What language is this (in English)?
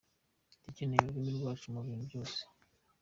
Kinyarwanda